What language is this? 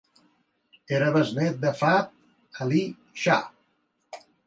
Catalan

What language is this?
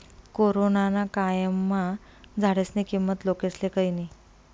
Marathi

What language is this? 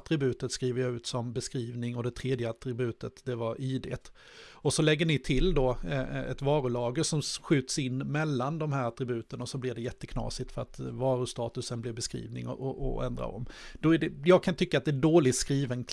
Swedish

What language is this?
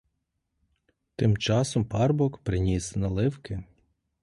Ukrainian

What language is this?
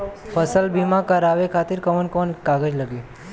Bhojpuri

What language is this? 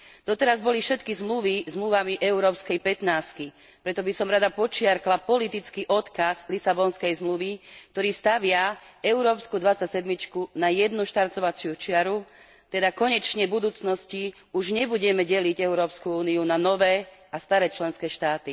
Slovak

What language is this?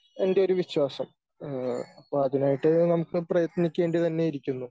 Malayalam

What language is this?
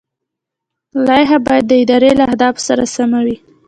Pashto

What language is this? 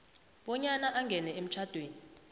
South Ndebele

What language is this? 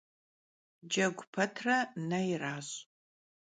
Kabardian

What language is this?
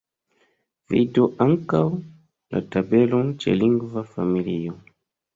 Esperanto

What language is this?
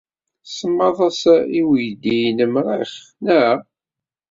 Kabyle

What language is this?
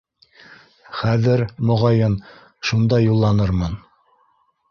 Bashkir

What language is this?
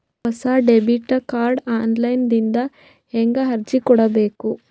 Kannada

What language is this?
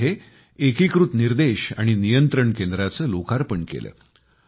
Marathi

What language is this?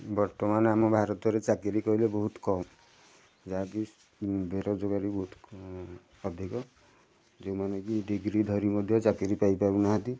Odia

